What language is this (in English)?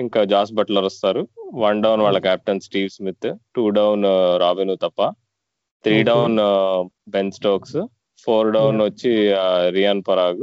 Telugu